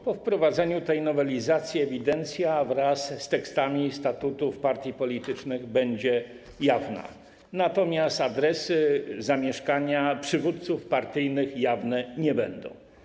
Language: Polish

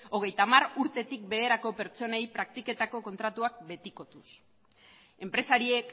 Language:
Basque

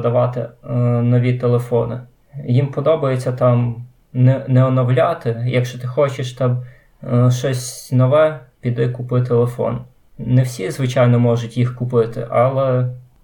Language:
Ukrainian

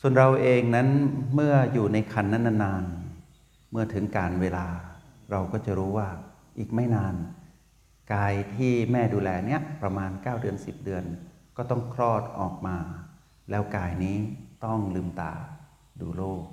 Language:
Thai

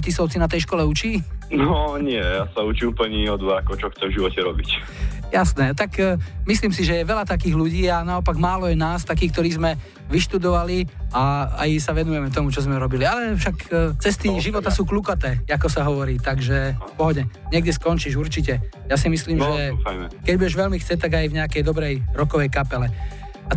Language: Slovak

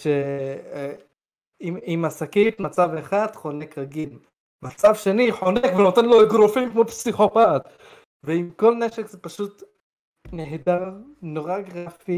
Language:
Hebrew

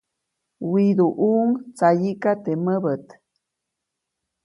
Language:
Copainalá Zoque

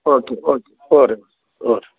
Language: Kannada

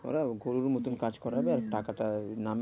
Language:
Bangla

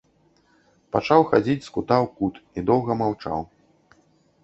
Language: Belarusian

